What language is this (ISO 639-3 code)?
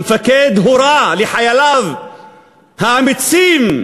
heb